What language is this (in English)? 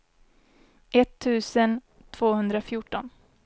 Swedish